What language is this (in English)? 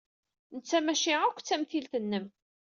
Kabyle